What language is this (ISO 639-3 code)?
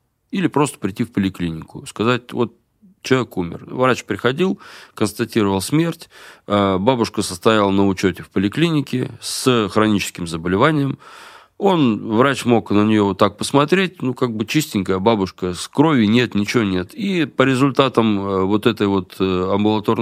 rus